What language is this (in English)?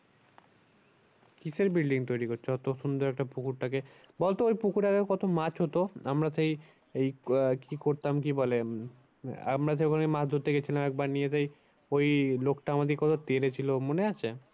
Bangla